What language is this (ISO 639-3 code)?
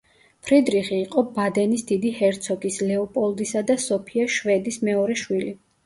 kat